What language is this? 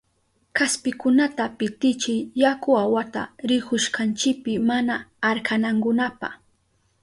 Southern Pastaza Quechua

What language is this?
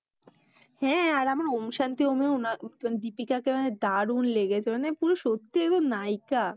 Bangla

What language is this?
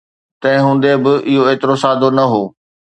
Sindhi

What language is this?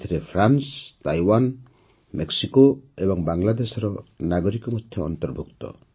Odia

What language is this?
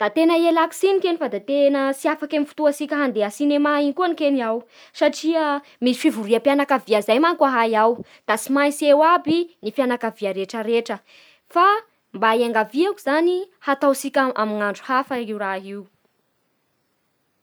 Bara Malagasy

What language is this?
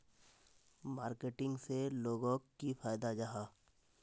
Magahi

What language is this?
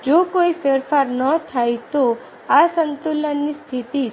Gujarati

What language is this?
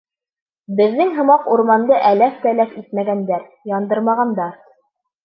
Bashkir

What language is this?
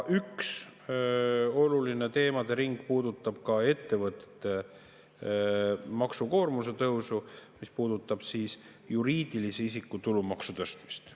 Estonian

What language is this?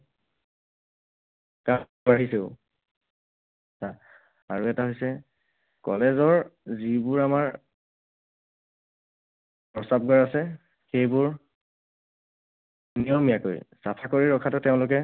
Assamese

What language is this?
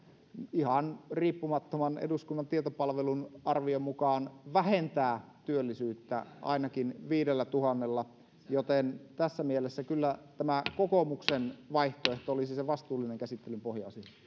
Finnish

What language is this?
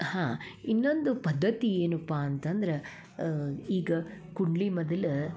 Kannada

